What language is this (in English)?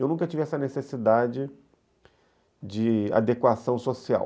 Portuguese